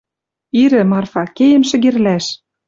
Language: Western Mari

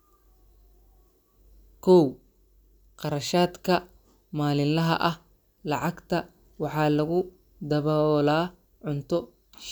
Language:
Somali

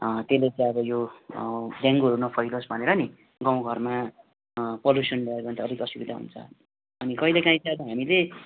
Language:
Nepali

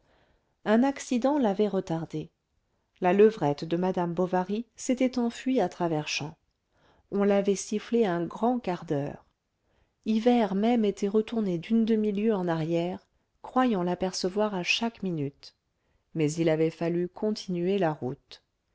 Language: French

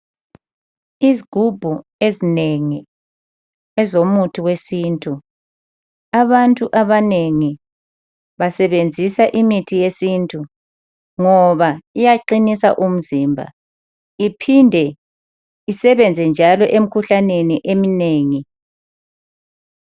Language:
North Ndebele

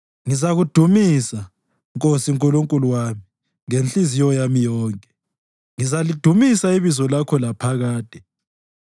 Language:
North Ndebele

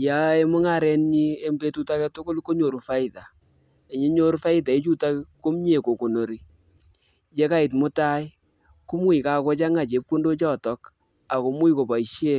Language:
Kalenjin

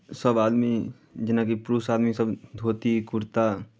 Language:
Maithili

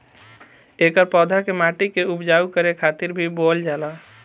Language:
Bhojpuri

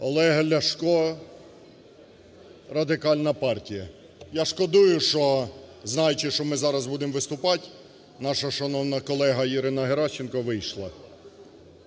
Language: Ukrainian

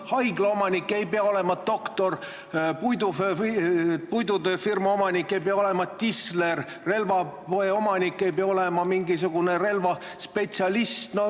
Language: Estonian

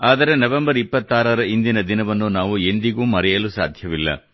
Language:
Kannada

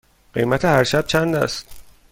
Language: Persian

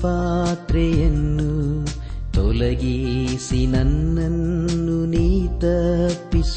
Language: Kannada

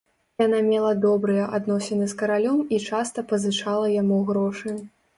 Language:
Belarusian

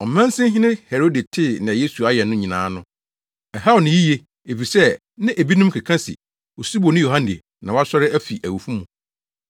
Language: Akan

